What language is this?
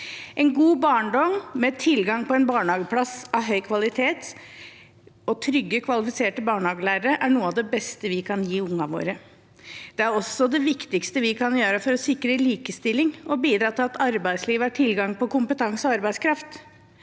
Norwegian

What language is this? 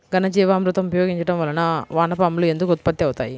Telugu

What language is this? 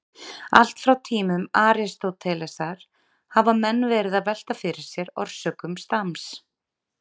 Icelandic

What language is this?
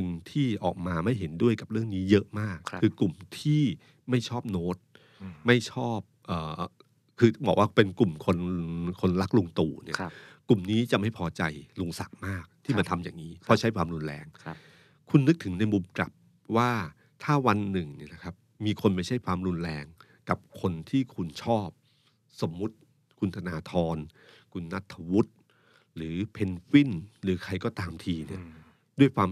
Thai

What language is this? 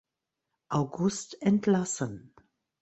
German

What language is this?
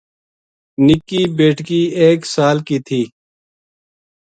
Gujari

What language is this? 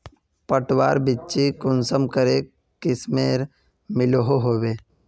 Magahi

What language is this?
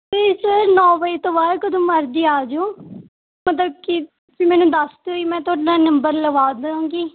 Punjabi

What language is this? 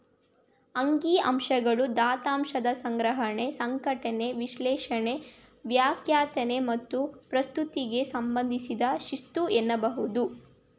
Kannada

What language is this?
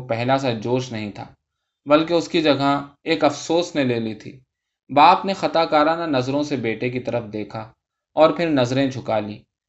Urdu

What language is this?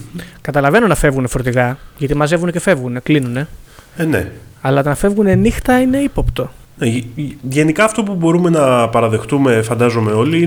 Greek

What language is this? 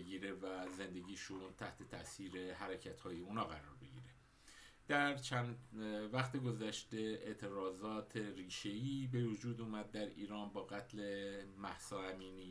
Persian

